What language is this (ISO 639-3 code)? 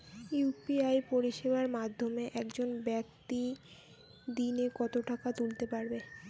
ben